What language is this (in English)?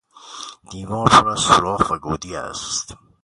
Persian